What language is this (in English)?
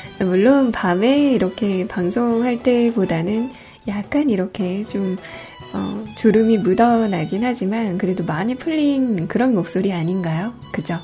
Korean